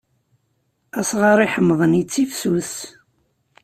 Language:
Kabyle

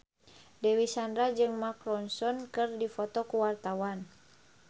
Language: Sundanese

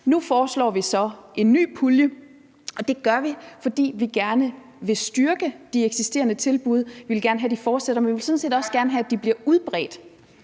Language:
Danish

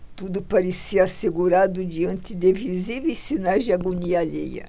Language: Portuguese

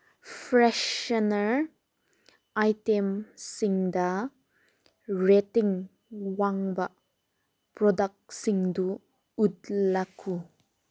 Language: Manipuri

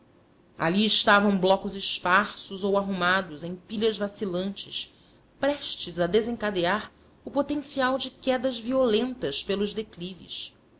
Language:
Portuguese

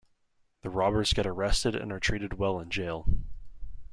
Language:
English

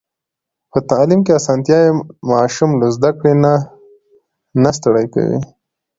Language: Pashto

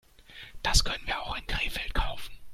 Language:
German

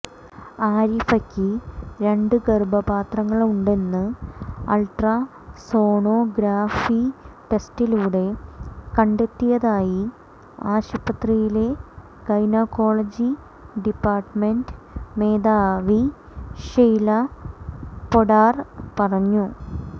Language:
Malayalam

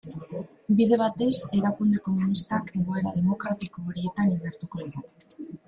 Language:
Basque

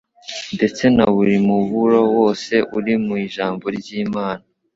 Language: Kinyarwanda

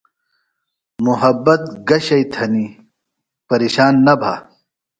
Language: Phalura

